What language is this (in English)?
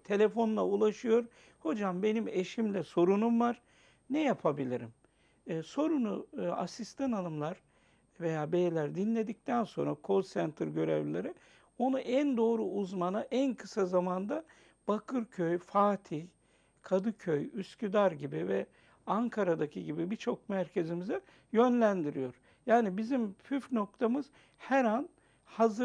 Turkish